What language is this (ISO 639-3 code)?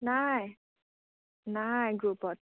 asm